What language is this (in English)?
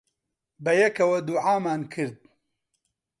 Central Kurdish